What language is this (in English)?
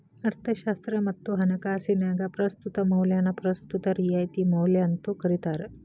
Kannada